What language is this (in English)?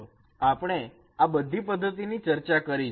Gujarati